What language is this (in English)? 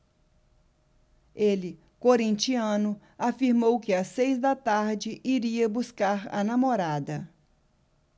Portuguese